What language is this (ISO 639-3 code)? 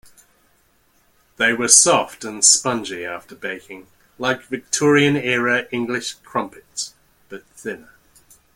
eng